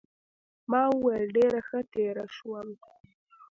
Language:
Pashto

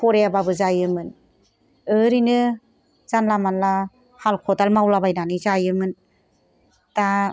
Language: Bodo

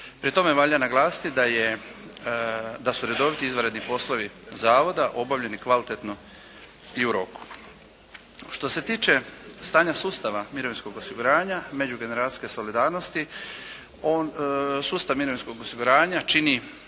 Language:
Croatian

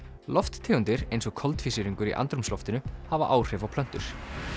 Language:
Icelandic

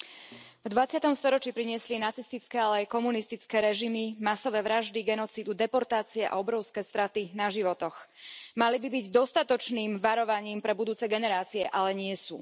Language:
Slovak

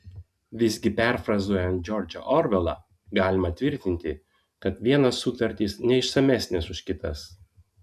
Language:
Lithuanian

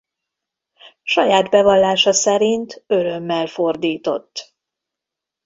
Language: Hungarian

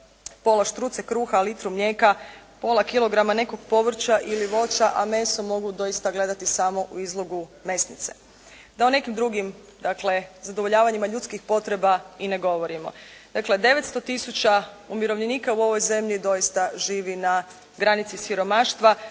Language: Croatian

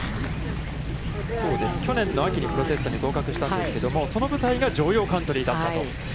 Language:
Japanese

